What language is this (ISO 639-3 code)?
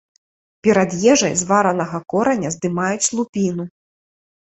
bel